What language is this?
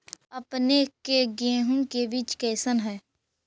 Magahi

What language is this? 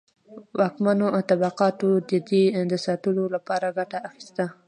Pashto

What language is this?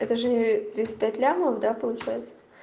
Russian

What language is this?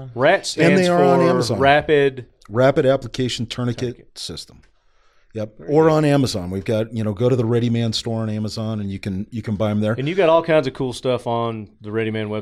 English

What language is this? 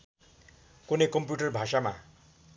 Nepali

